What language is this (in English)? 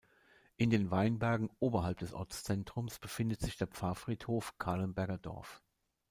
German